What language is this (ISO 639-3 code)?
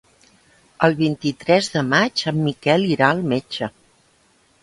cat